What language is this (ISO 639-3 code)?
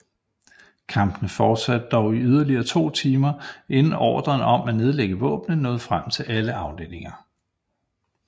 dan